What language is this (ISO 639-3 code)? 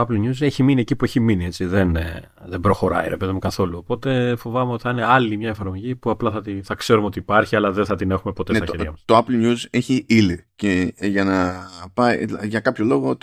ell